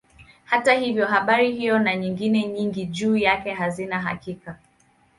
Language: Swahili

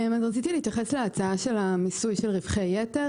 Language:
Hebrew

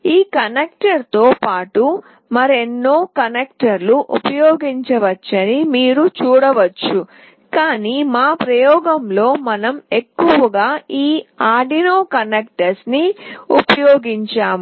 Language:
Telugu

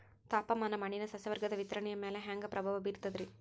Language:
Kannada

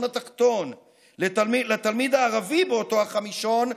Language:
Hebrew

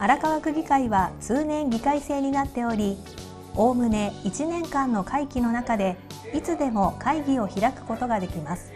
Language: Japanese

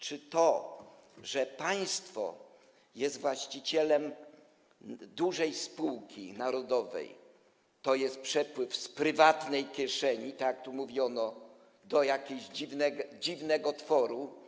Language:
Polish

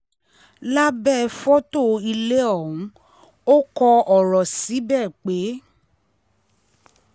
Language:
Yoruba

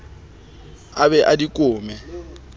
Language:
Southern Sotho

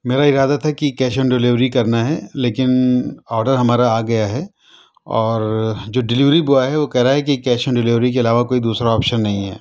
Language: Urdu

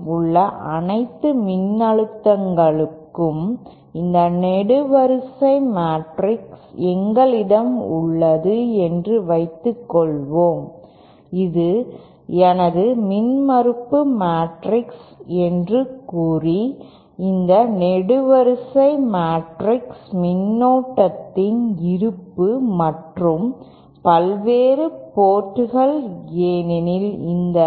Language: Tamil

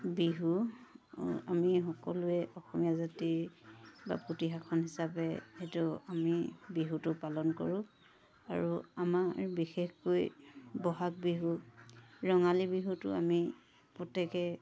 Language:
Assamese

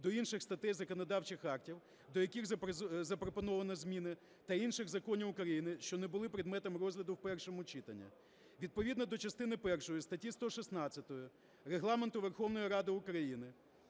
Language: Ukrainian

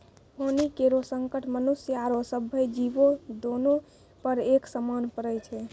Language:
Maithili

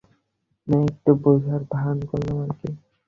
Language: Bangla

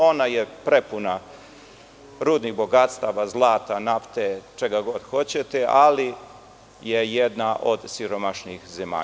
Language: Serbian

